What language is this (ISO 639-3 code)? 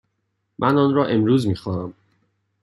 fas